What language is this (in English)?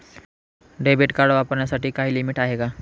Marathi